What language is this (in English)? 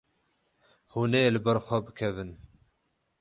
Kurdish